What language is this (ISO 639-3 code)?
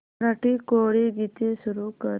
mar